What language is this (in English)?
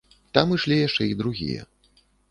Belarusian